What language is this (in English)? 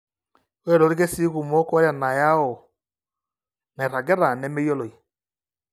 Masai